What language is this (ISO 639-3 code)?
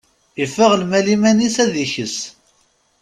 kab